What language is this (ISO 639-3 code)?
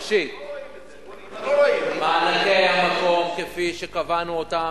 heb